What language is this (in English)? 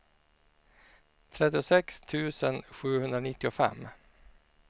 Swedish